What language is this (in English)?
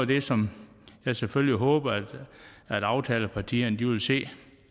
Danish